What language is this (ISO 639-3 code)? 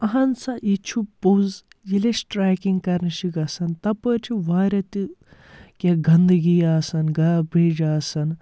kas